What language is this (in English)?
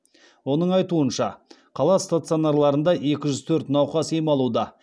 Kazakh